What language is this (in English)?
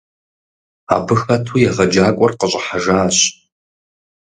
Kabardian